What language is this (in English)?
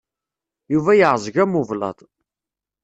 Kabyle